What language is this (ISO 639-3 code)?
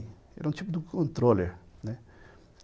por